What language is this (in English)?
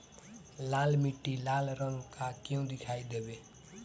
Bhojpuri